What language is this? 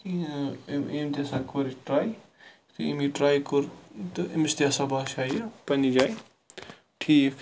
Kashmiri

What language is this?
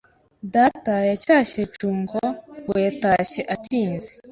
Kinyarwanda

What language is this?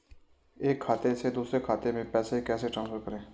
Hindi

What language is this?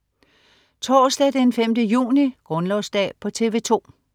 Danish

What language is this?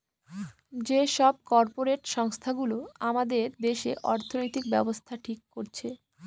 Bangla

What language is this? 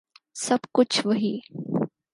Urdu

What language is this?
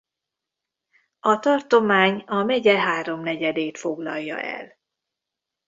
Hungarian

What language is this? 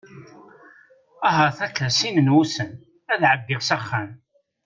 Kabyle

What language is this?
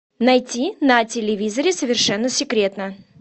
Russian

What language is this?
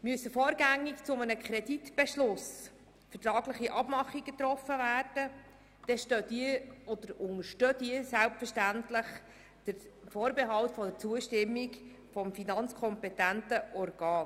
Swiss German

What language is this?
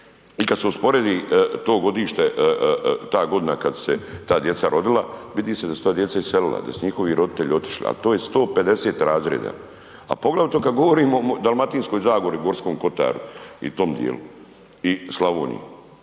Croatian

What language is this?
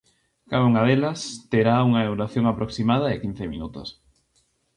Galician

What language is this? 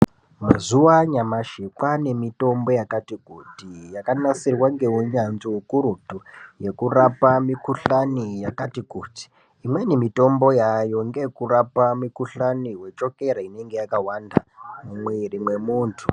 Ndau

